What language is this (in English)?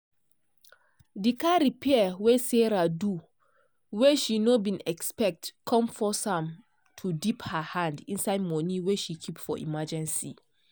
Nigerian Pidgin